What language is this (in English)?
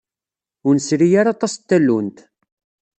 Kabyle